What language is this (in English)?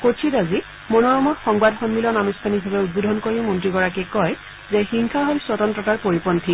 Assamese